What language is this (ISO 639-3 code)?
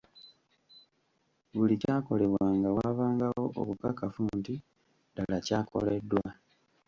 lug